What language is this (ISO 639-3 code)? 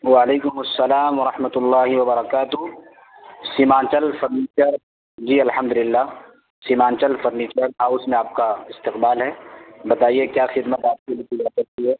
urd